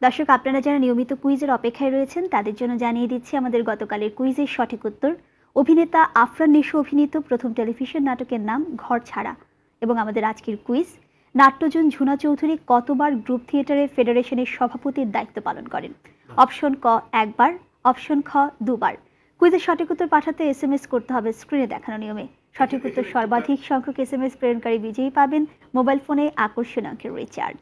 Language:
Hindi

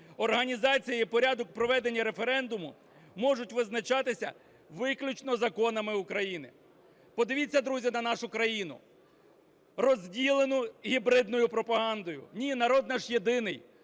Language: Ukrainian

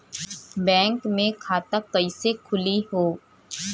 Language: Bhojpuri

